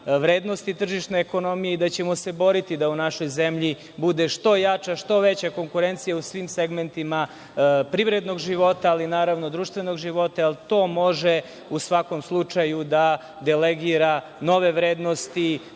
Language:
Serbian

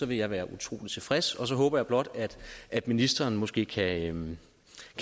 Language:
Danish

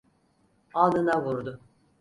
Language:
Turkish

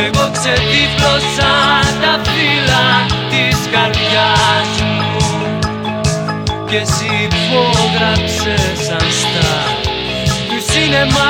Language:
Greek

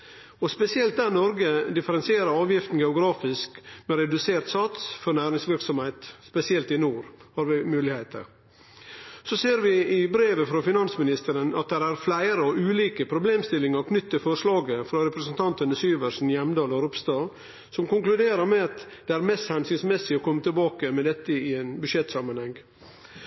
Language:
Norwegian Nynorsk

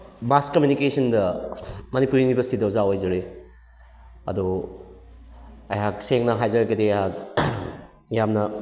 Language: Manipuri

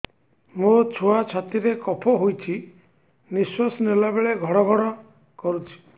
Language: Odia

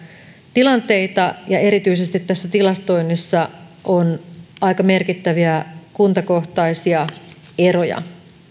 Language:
Finnish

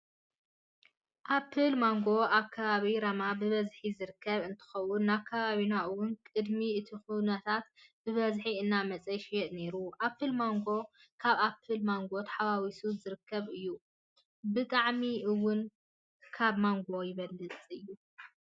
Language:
Tigrinya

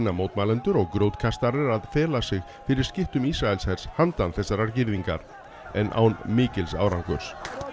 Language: Icelandic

